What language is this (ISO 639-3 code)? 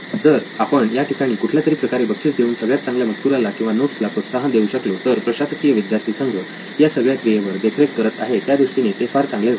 mar